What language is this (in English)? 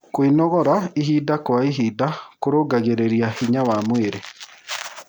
Kikuyu